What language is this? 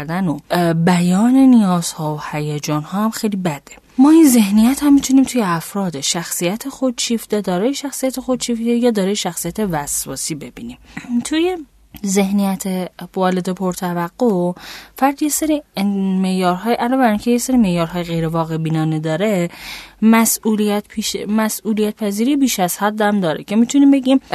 Persian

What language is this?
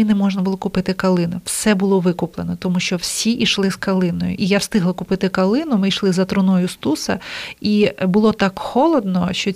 Ukrainian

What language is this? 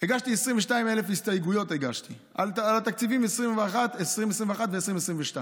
Hebrew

